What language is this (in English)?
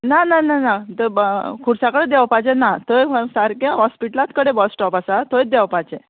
Konkani